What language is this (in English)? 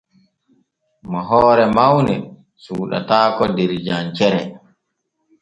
Borgu Fulfulde